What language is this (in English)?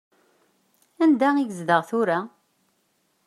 Kabyle